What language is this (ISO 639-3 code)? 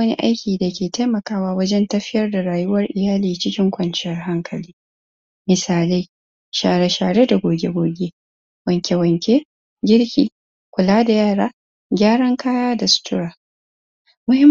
hau